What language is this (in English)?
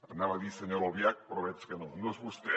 Catalan